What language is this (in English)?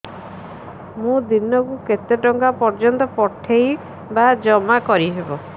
Odia